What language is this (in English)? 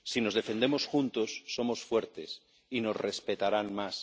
Spanish